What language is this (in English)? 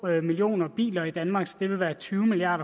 Danish